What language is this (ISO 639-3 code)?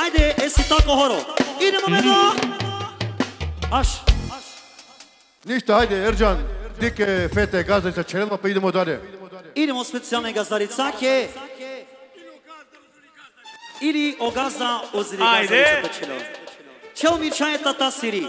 ron